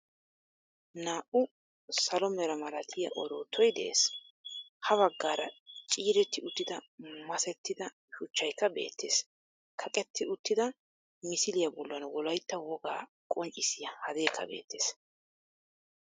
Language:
Wolaytta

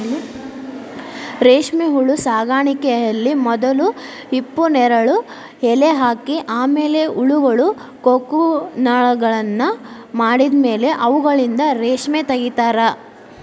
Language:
Kannada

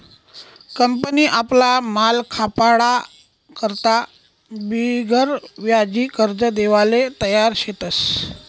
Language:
Marathi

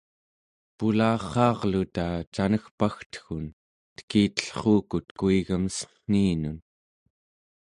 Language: Central Yupik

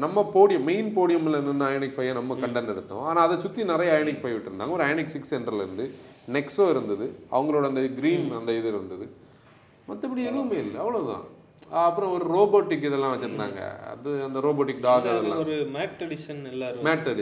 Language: Tamil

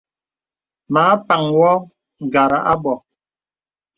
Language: Bebele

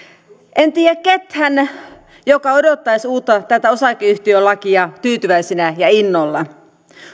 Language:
Finnish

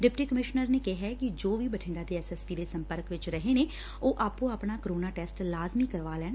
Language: Punjabi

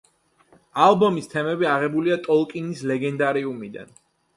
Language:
Georgian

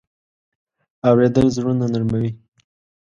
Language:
Pashto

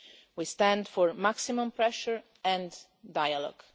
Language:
English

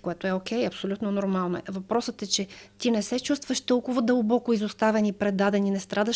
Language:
Bulgarian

